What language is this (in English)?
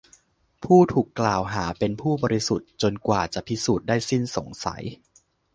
Thai